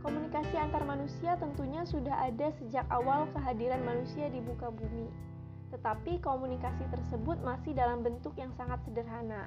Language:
Indonesian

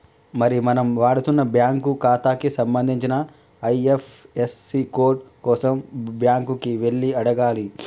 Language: Telugu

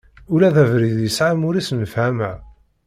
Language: Kabyle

